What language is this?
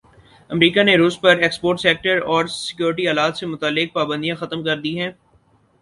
Urdu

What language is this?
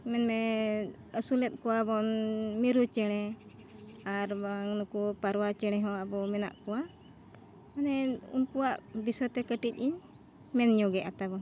Santali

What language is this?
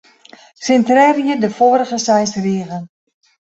Western Frisian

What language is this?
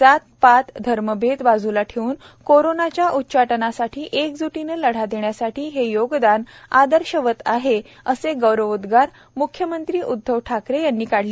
Marathi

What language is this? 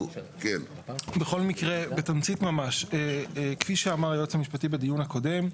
Hebrew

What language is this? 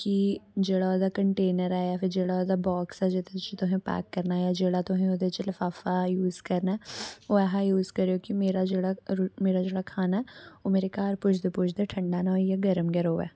Dogri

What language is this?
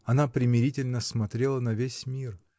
Russian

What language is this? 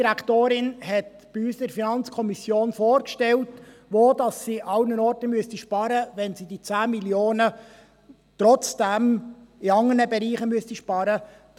Swiss German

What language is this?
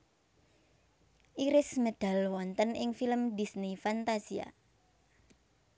Javanese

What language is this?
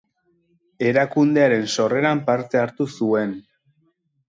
Basque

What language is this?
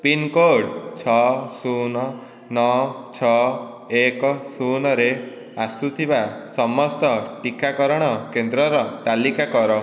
Odia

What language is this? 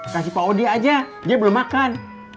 Indonesian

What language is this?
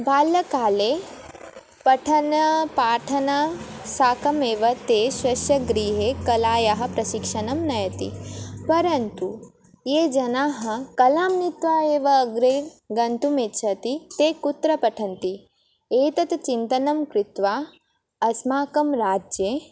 Sanskrit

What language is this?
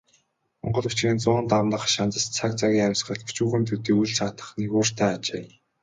Mongolian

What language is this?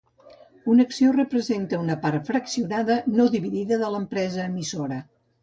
Catalan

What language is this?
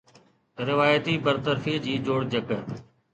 Sindhi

